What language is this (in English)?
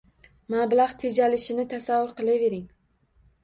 Uzbek